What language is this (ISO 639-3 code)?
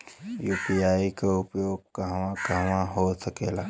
bho